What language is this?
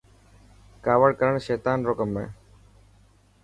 Dhatki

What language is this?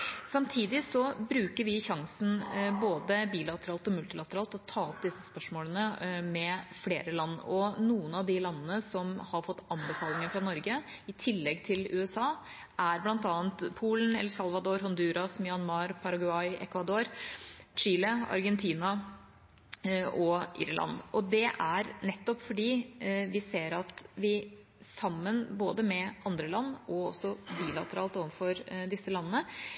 Norwegian Bokmål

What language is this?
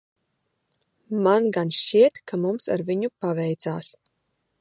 Latvian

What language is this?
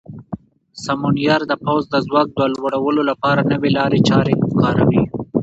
Pashto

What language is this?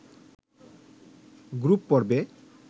Bangla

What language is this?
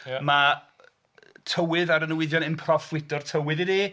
Welsh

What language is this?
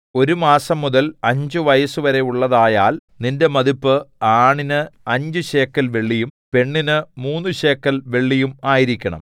Malayalam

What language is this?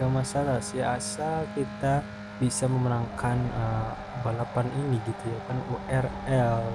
Indonesian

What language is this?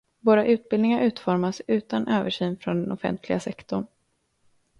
Swedish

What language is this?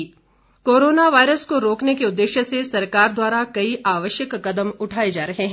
Hindi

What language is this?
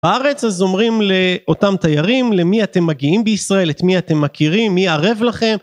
Hebrew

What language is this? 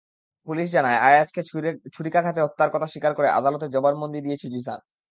Bangla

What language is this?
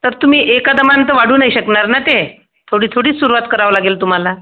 Marathi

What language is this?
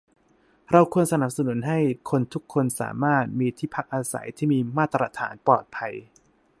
Thai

